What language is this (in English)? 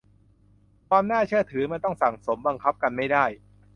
Thai